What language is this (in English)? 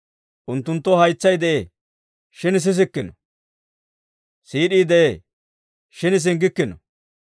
Dawro